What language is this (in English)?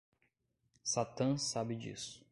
Portuguese